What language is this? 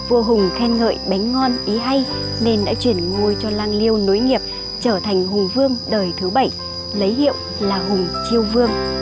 Vietnamese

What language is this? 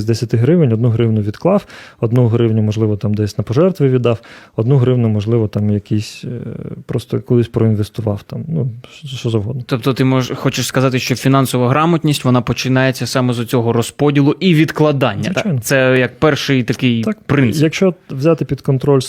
Ukrainian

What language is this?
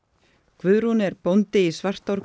Icelandic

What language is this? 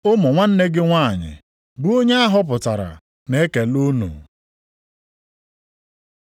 Igbo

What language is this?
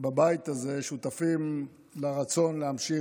Hebrew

